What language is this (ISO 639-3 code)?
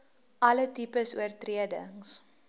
afr